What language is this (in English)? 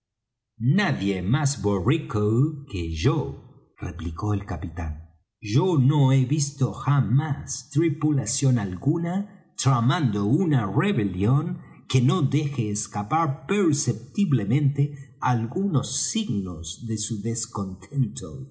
Spanish